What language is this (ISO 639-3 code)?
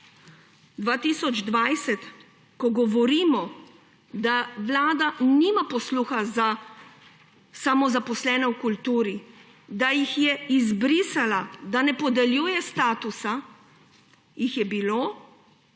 slv